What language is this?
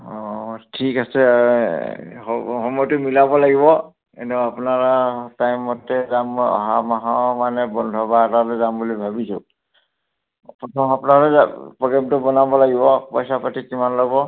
Assamese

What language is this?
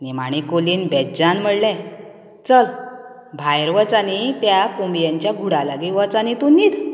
Konkani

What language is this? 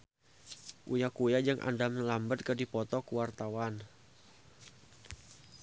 Sundanese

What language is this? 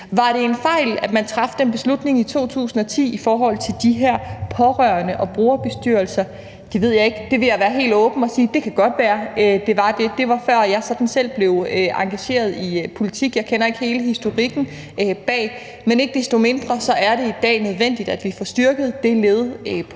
Danish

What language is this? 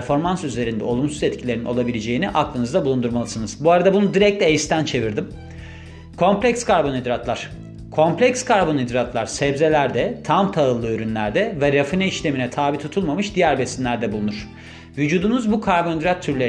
Turkish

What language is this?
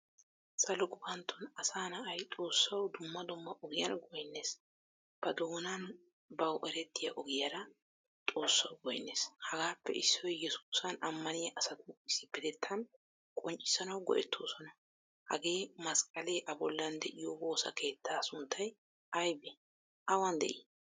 Wolaytta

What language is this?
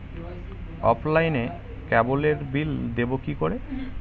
Bangla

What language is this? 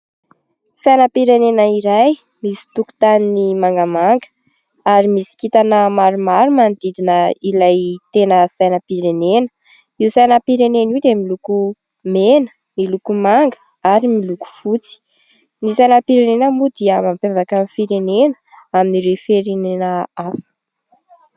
Malagasy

